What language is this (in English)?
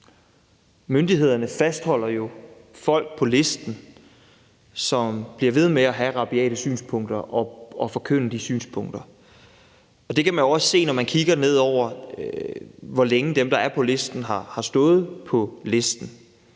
Danish